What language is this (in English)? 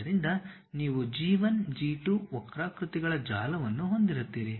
Kannada